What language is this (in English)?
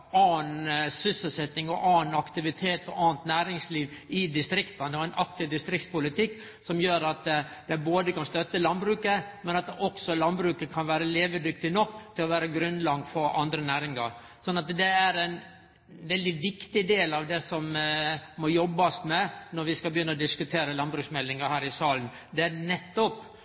Norwegian Nynorsk